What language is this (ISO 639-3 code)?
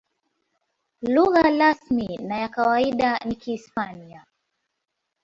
swa